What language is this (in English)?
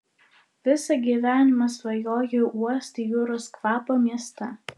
Lithuanian